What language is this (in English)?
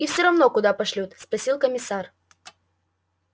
Russian